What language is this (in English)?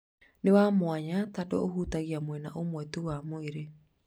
Kikuyu